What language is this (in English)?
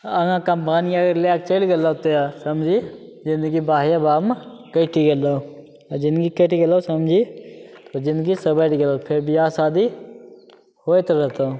Maithili